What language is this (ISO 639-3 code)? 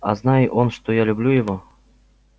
rus